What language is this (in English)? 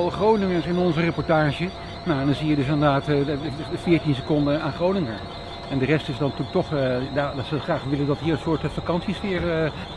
Dutch